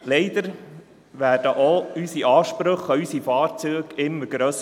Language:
Swiss German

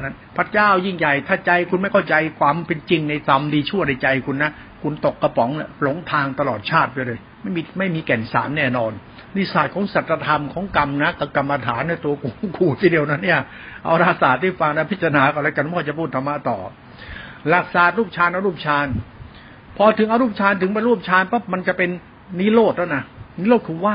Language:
Thai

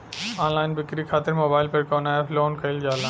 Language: Bhojpuri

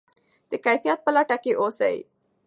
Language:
Pashto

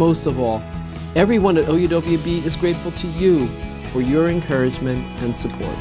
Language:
English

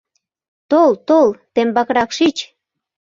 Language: Mari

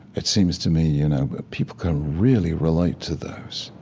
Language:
English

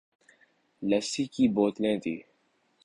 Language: Urdu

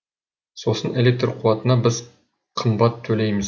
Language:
Kazakh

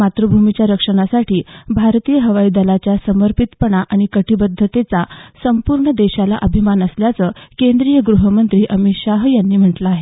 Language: Marathi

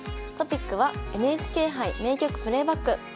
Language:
Japanese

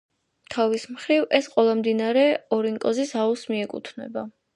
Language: Georgian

